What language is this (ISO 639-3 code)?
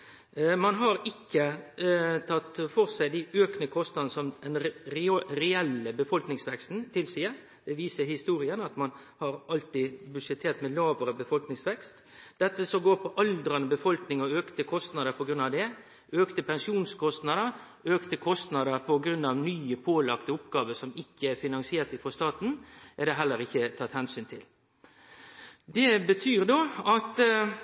nno